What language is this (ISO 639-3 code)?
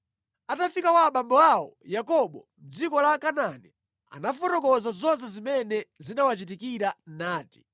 nya